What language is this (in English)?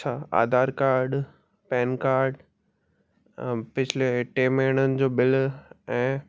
Sindhi